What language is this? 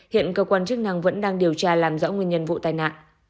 Vietnamese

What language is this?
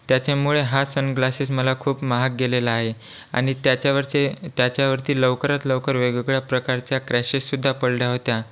Marathi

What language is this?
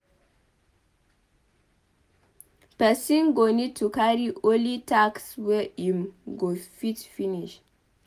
Nigerian Pidgin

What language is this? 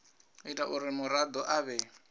Venda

